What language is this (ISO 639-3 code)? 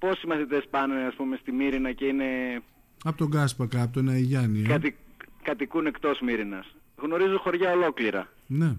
ell